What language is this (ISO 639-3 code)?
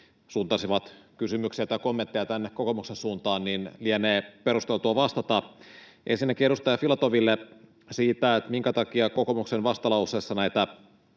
fin